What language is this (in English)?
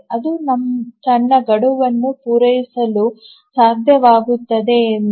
Kannada